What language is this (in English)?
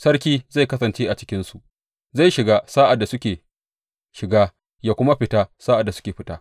Hausa